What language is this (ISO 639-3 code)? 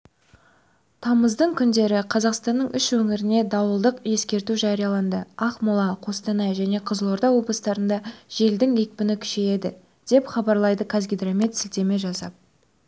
kaz